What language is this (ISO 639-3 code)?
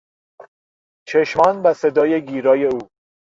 fas